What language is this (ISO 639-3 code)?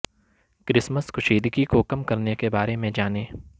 urd